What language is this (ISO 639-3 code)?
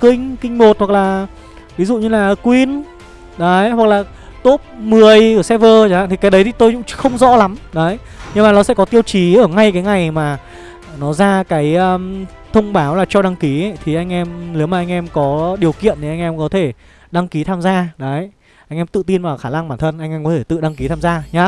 vie